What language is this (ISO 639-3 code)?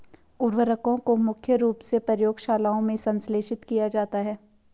hin